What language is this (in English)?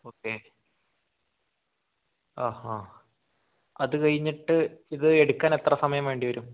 Malayalam